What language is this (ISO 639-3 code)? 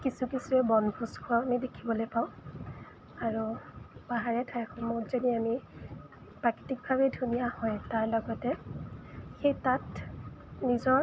asm